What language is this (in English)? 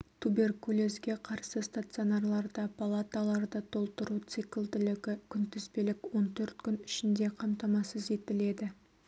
Kazakh